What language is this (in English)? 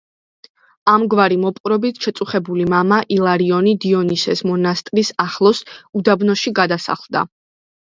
Georgian